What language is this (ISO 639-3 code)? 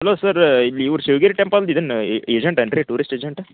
kan